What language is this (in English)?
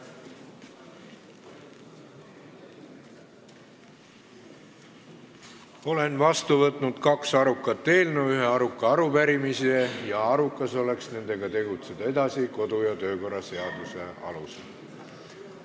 Estonian